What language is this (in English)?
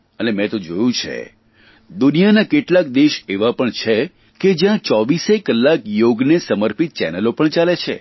Gujarati